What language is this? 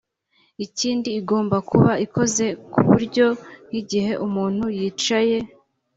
Kinyarwanda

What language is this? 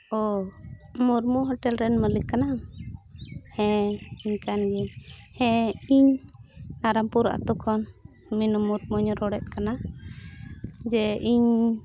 Santali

